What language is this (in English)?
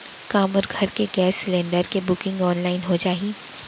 Chhattisgarhi